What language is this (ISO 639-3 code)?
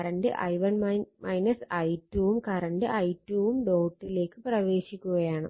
mal